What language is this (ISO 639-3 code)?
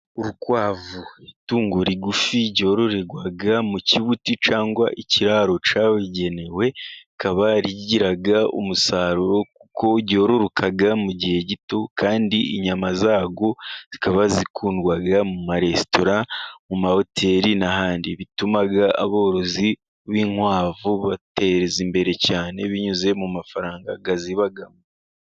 kin